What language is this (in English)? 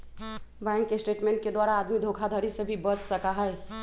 Magahi